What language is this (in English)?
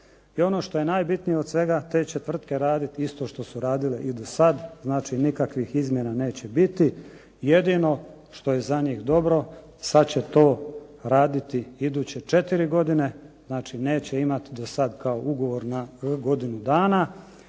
Croatian